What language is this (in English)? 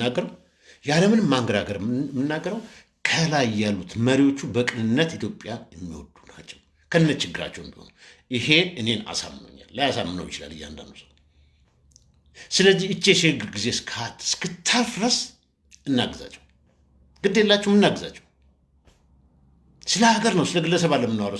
Turkish